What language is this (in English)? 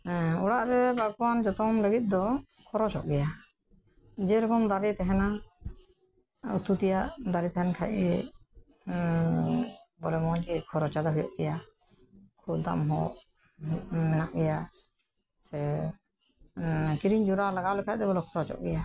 Santali